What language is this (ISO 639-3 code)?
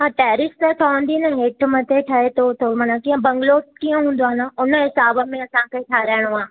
snd